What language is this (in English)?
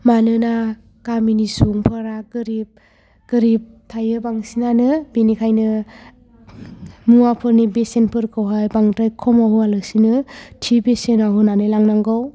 Bodo